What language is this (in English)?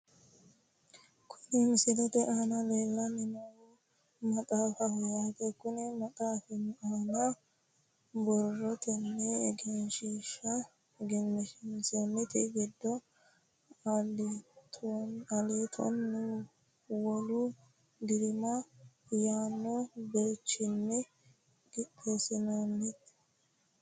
Sidamo